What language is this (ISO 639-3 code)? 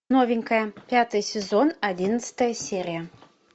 rus